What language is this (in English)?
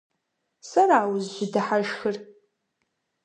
Kabardian